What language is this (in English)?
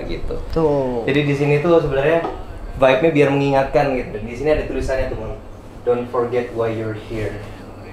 Indonesian